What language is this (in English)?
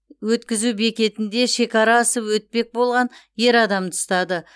Kazakh